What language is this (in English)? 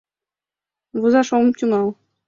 Mari